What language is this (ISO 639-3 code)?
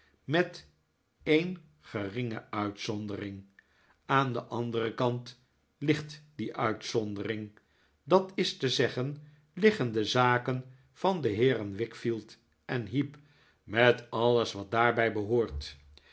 nld